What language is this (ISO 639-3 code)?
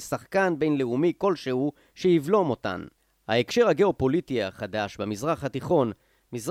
heb